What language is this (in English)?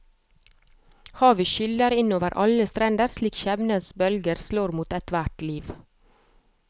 Norwegian